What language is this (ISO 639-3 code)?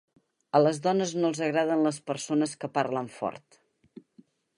cat